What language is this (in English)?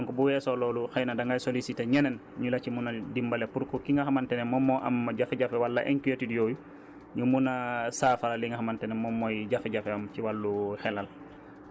Wolof